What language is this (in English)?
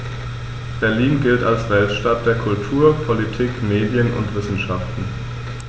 German